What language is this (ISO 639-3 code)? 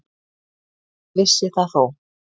isl